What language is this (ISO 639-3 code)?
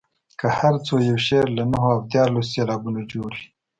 pus